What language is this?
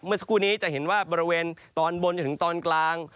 Thai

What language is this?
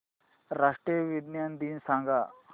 Marathi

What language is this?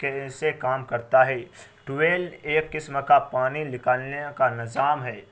Urdu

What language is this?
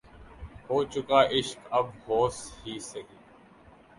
Urdu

